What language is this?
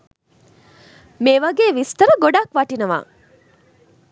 Sinhala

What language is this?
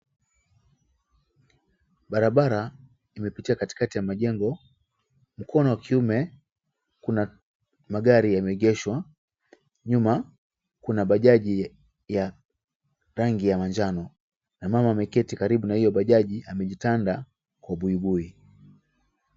Swahili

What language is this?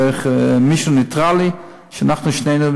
Hebrew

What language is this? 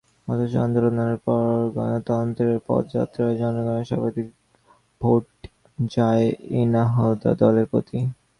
Bangla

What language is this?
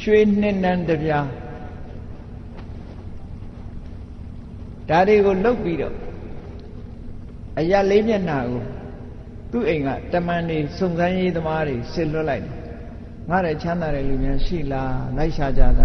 Vietnamese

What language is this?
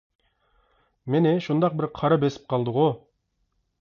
Uyghur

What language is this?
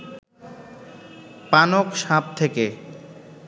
Bangla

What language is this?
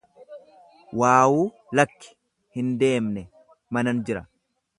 Oromo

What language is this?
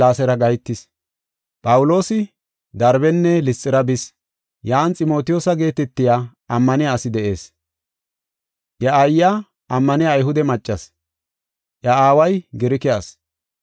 Gofa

